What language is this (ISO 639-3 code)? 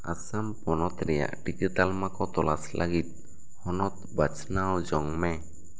sat